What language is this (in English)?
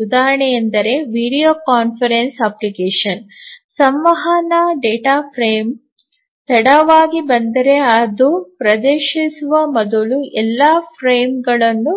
Kannada